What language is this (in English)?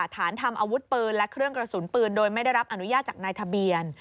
Thai